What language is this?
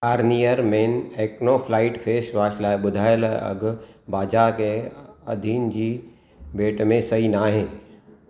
Sindhi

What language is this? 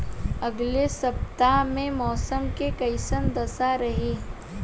Bhojpuri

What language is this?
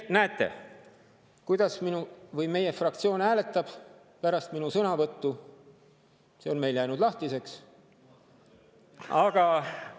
Estonian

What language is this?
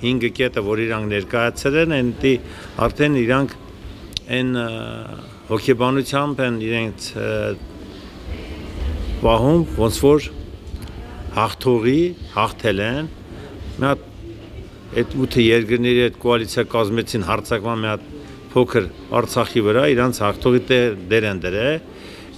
Turkish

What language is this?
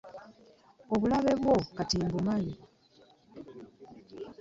Ganda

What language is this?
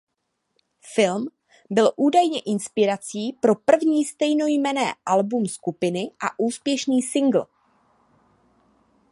Czech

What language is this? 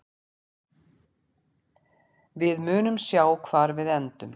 Icelandic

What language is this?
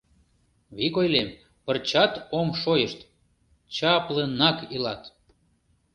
Mari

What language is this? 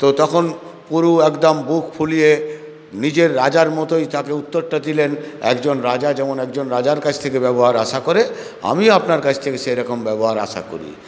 Bangla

